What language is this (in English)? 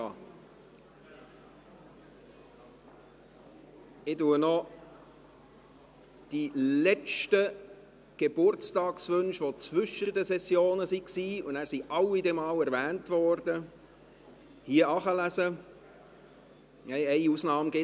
Swiss German